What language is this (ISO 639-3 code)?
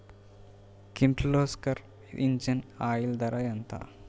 tel